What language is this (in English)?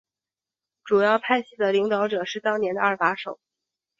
Chinese